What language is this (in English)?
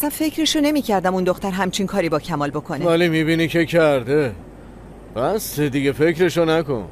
Persian